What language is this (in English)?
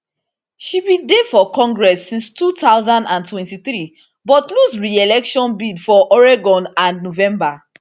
Nigerian Pidgin